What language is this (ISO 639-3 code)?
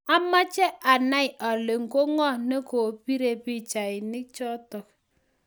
kln